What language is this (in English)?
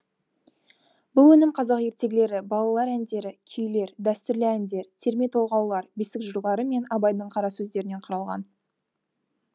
Kazakh